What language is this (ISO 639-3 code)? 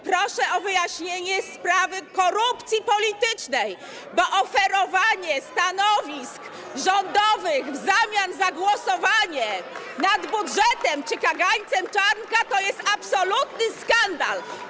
pol